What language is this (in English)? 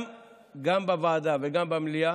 Hebrew